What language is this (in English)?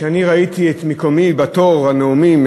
Hebrew